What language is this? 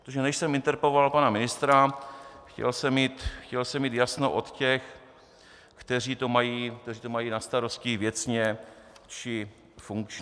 Czech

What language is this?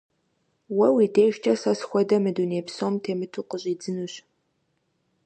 Kabardian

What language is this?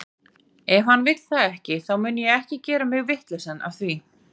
Icelandic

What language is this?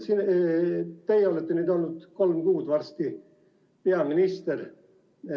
Estonian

